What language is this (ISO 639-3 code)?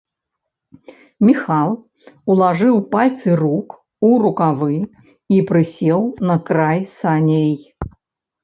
bel